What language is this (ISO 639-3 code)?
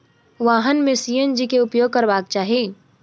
mai